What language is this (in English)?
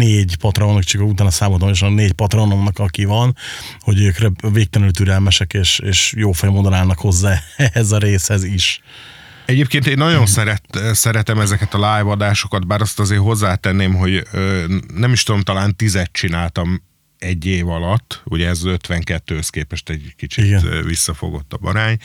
Hungarian